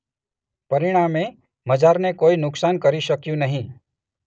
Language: Gujarati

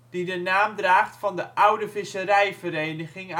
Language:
Dutch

